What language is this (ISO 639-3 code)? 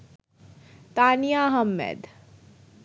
ben